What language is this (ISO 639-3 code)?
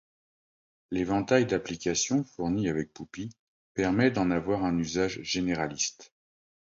fra